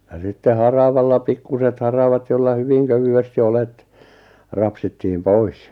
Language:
Finnish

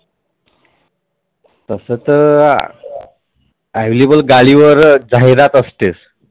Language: Marathi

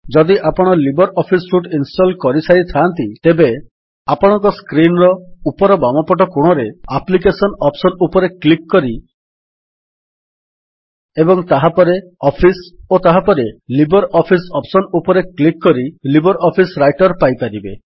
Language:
Odia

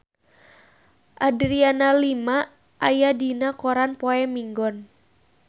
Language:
Sundanese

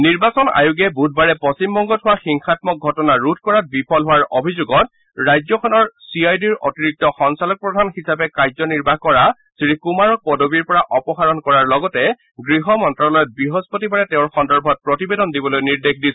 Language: Assamese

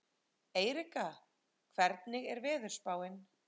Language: Icelandic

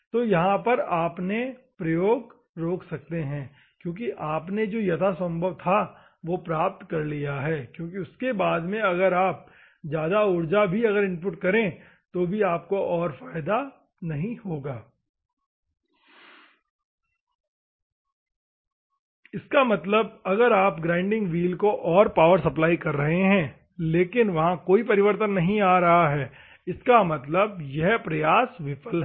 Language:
Hindi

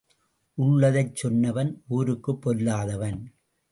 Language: Tamil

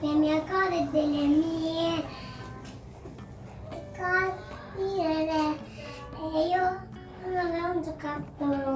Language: Italian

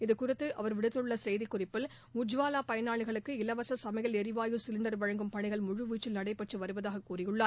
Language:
Tamil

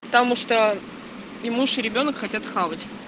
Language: Russian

